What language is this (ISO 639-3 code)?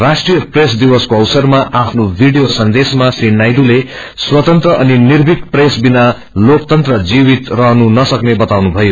nep